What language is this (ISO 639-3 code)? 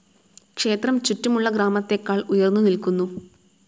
mal